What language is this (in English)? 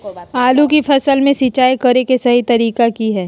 Magahi